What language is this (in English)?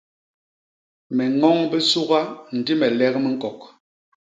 Basaa